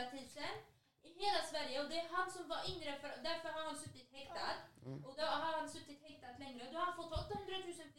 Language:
Swedish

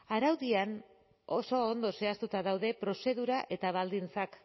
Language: Basque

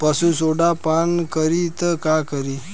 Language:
Bhojpuri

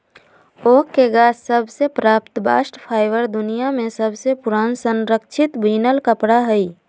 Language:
Magahi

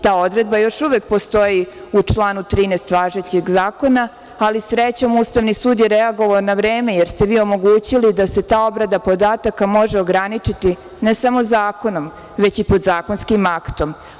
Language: Serbian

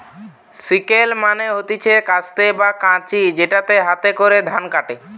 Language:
Bangla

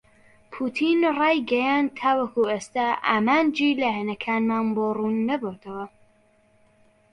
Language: Central Kurdish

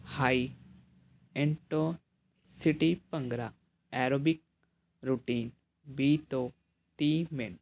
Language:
Punjabi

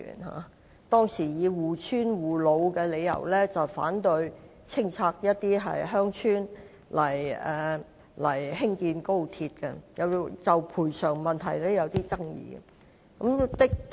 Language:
Cantonese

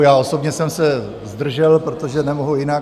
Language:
Czech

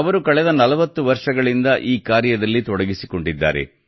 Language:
Kannada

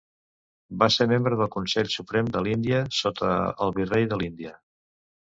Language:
Catalan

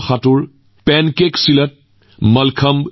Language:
Assamese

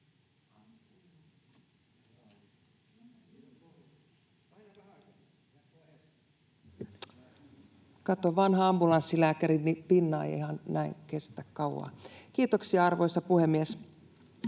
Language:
Finnish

